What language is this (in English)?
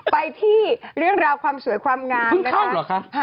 Thai